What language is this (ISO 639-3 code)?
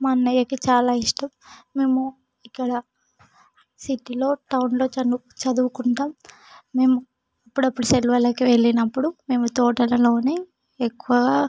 tel